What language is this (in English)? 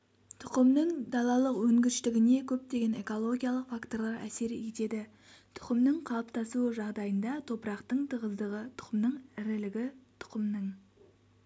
Kazakh